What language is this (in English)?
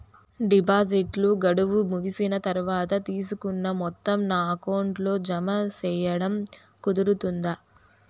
Telugu